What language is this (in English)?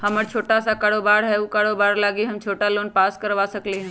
Magahi